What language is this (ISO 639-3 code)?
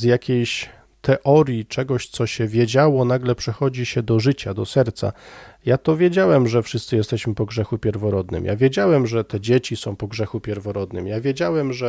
pol